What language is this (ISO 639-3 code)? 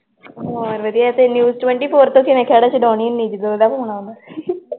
pan